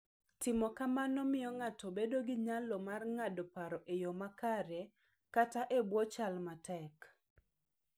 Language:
Luo (Kenya and Tanzania)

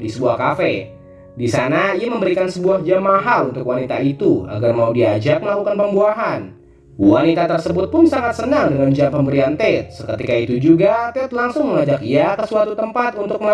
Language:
Indonesian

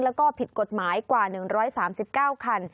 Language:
Thai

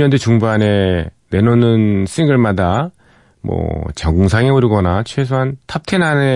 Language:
Korean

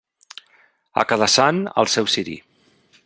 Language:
Catalan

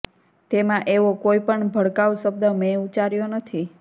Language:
Gujarati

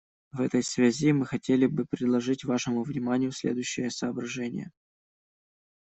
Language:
Russian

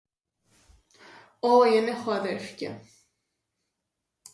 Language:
Greek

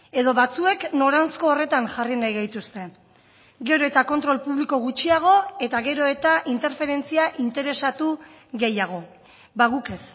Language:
Basque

